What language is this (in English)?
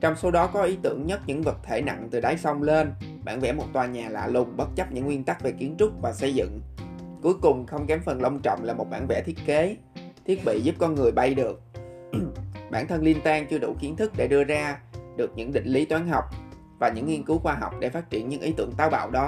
Vietnamese